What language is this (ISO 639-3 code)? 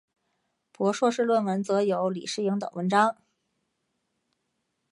zho